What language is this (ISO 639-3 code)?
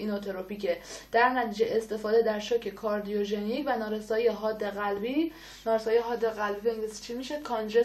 fas